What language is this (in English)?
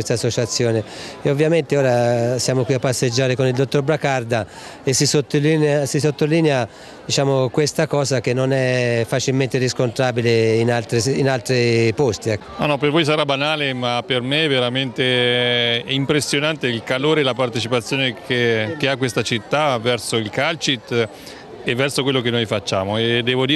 Italian